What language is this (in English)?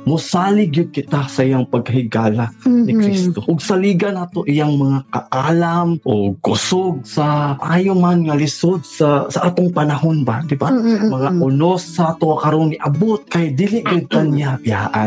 Filipino